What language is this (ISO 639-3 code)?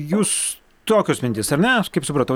lit